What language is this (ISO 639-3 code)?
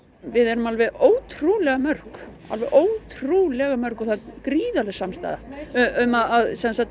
isl